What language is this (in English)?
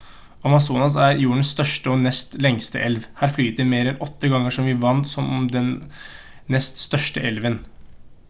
Norwegian Bokmål